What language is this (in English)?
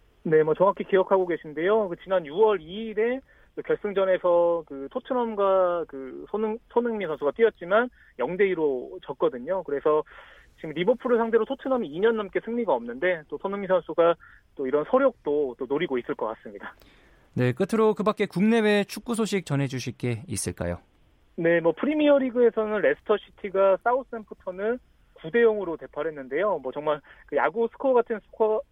Korean